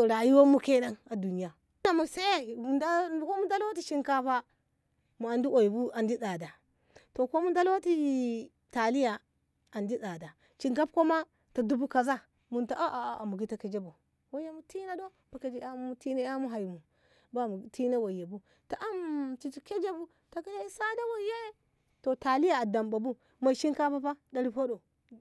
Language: Ngamo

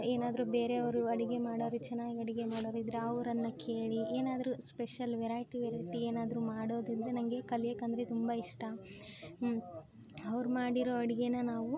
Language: Kannada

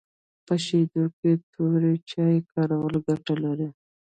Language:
Pashto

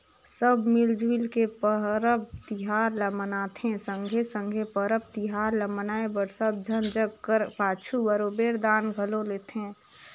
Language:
Chhattisgarhi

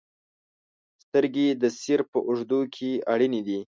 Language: Pashto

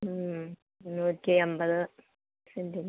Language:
Malayalam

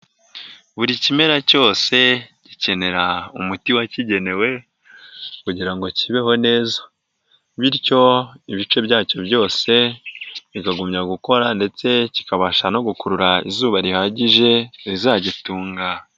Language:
Kinyarwanda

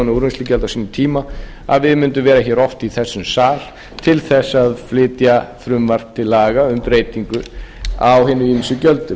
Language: Icelandic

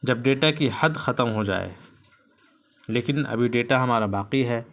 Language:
Urdu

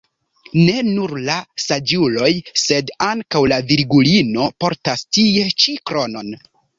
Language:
Esperanto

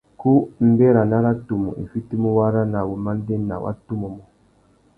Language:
Tuki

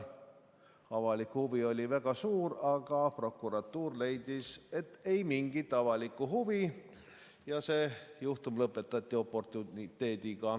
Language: Estonian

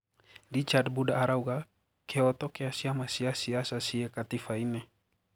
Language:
Kikuyu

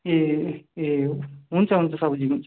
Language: Nepali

